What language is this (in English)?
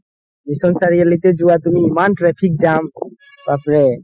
Assamese